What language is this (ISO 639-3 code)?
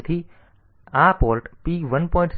guj